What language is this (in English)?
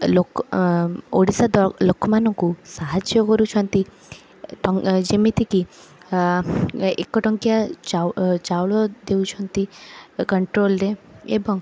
Odia